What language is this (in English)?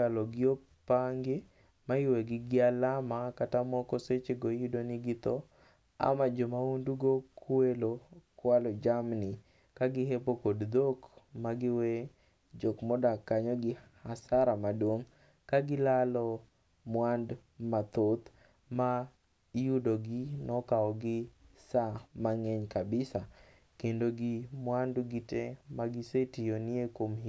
Luo (Kenya and Tanzania)